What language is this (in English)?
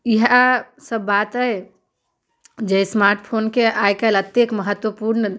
Maithili